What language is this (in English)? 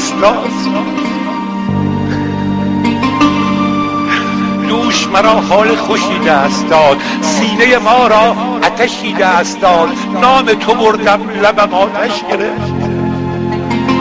Persian